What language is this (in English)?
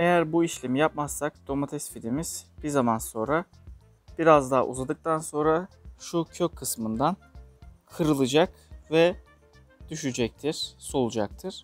Turkish